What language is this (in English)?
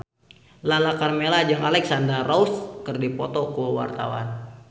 Sundanese